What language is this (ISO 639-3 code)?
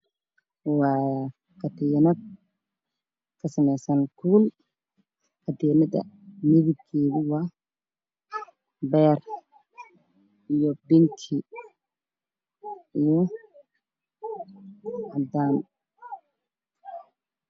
som